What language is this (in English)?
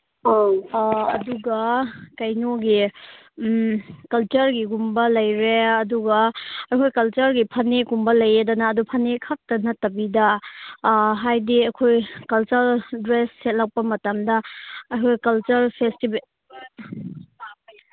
Manipuri